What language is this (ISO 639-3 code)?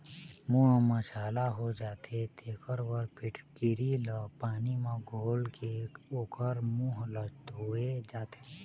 hne